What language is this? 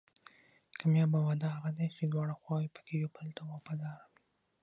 Pashto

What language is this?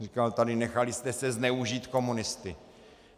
Czech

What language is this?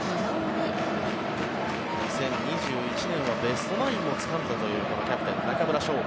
Japanese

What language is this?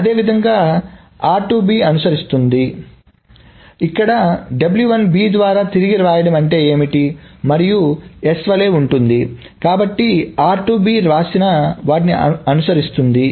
Telugu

